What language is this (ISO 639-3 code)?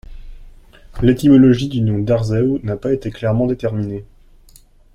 fra